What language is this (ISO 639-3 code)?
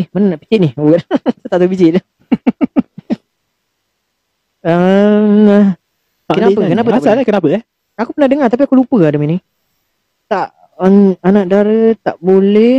msa